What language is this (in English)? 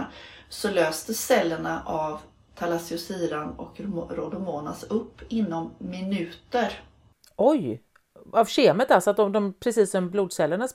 Swedish